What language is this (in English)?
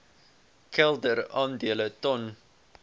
Afrikaans